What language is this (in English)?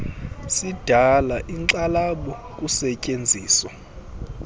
Xhosa